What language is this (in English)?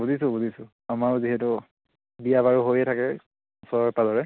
Assamese